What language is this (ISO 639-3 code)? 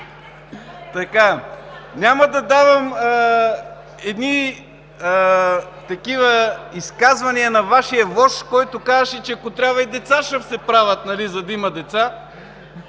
bul